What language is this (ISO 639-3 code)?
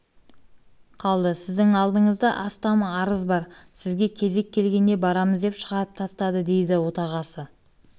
kaz